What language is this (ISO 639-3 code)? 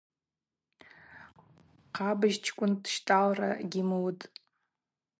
abq